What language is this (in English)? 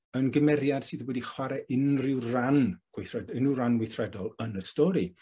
Welsh